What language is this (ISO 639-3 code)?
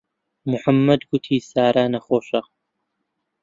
ckb